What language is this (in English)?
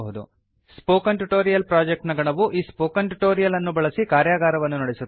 Kannada